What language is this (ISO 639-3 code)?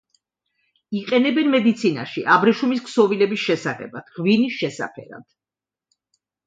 kat